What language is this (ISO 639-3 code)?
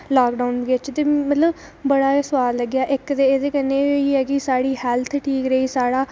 doi